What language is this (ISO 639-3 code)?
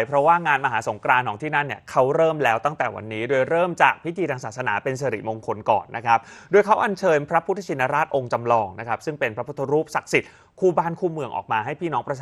tha